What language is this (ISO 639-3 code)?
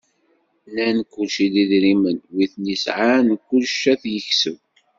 kab